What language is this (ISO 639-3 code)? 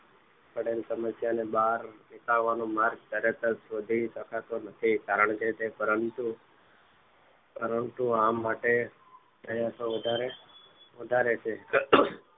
guj